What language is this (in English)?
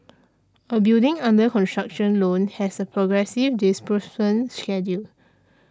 English